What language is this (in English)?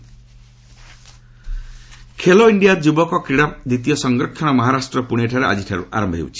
Odia